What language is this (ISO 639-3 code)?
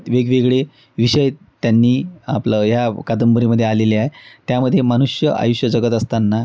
mar